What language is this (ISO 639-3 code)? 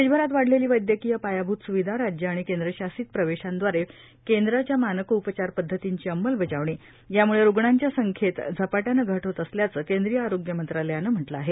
mar